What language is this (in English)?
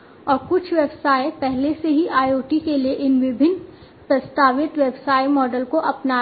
Hindi